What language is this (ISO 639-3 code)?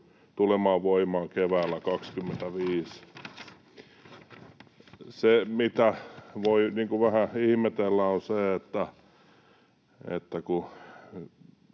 fin